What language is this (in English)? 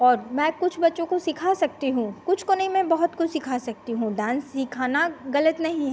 Hindi